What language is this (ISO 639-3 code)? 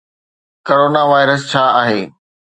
snd